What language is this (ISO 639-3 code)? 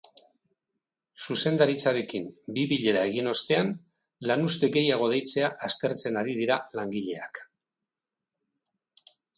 eus